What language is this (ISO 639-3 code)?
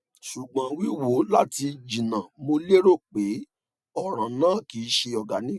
yor